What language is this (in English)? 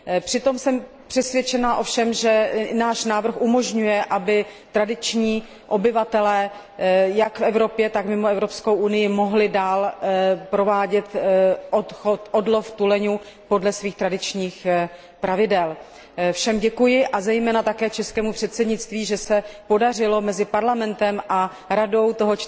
Czech